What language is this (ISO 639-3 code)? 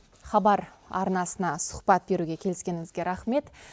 kaz